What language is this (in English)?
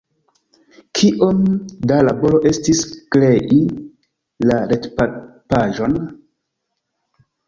Esperanto